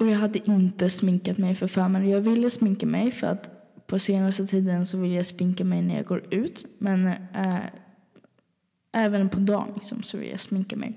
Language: Swedish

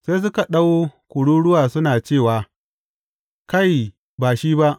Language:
Hausa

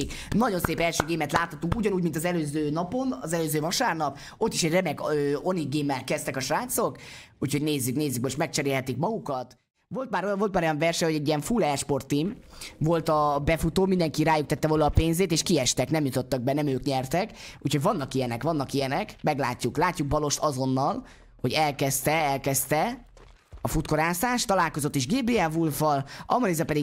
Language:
Hungarian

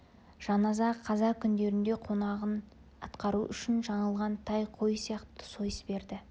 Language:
Kazakh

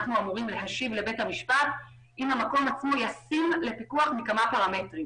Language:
Hebrew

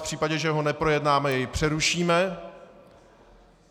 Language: Czech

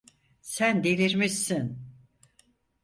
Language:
Turkish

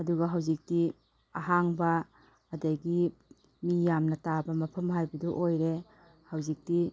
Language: Manipuri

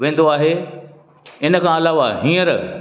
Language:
Sindhi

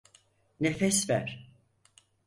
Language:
Turkish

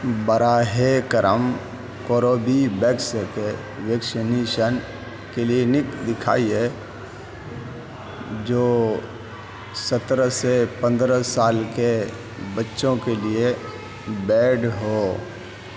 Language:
Urdu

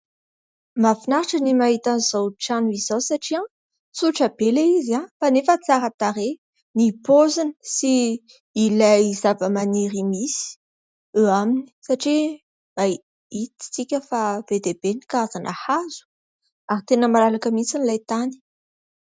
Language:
Malagasy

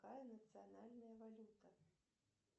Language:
Russian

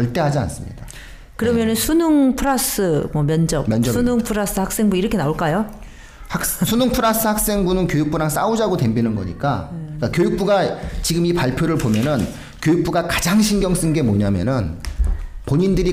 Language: Korean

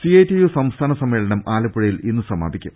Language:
Malayalam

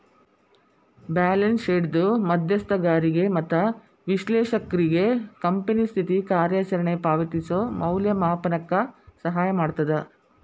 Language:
Kannada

